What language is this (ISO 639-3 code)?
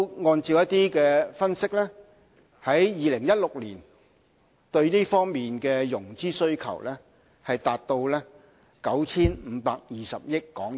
yue